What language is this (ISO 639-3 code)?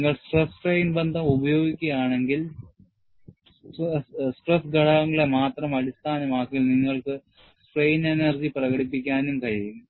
mal